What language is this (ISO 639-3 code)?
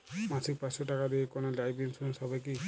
ben